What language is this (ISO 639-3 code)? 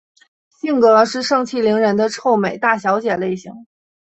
zho